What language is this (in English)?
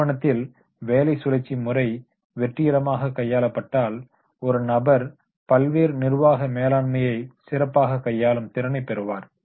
Tamil